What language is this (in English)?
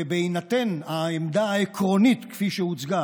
Hebrew